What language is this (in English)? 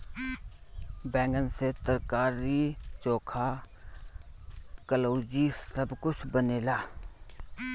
Bhojpuri